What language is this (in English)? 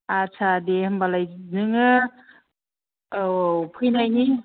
Bodo